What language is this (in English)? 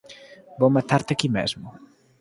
Galician